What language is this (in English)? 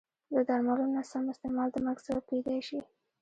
Pashto